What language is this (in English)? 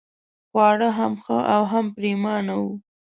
Pashto